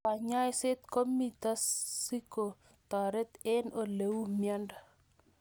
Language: Kalenjin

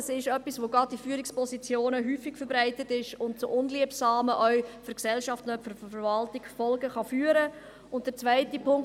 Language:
Swiss German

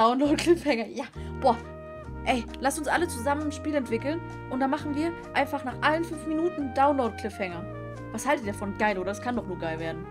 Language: German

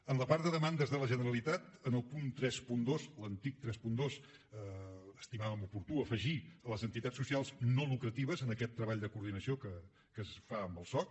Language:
Catalan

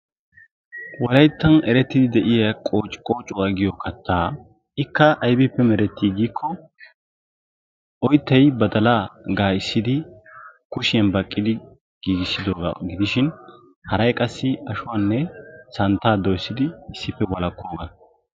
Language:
Wolaytta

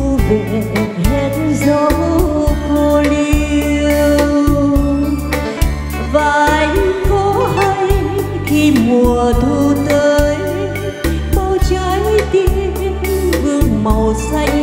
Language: Vietnamese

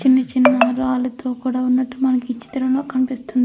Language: Telugu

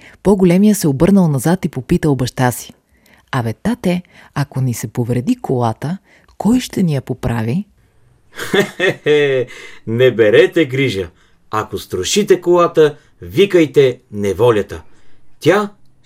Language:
Bulgarian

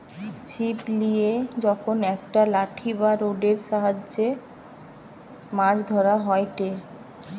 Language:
Bangla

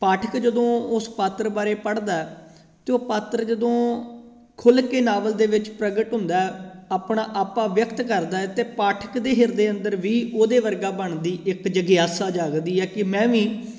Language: Punjabi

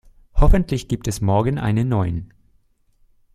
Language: German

